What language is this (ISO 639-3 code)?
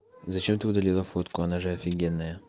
rus